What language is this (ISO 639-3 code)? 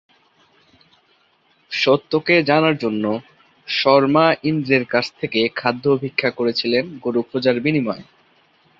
ben